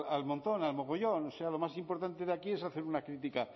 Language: Spanish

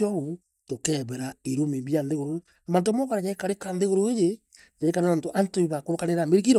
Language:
Meru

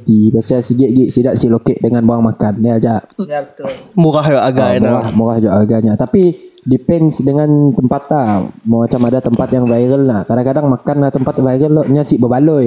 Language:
Malay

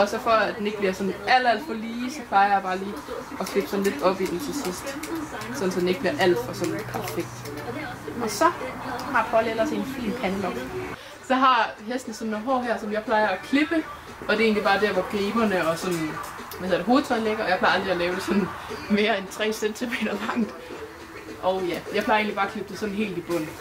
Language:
Danish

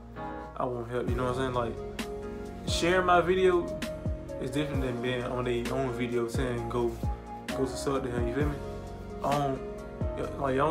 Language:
English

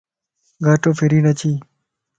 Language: Lasi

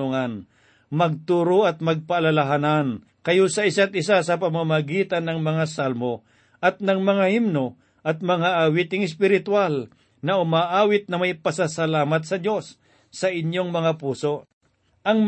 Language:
Filipino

